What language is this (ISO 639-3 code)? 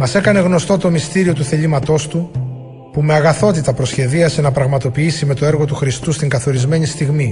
ell